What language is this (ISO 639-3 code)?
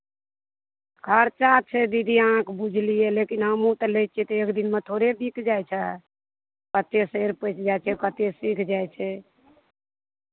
mai